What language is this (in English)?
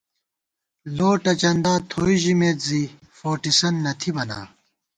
Gawar-Bati